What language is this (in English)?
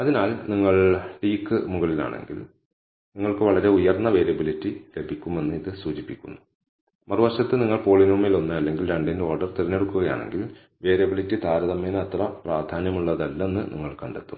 Malayalam